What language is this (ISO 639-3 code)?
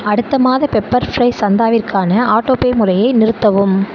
tam